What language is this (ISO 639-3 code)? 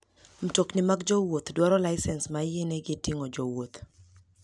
luo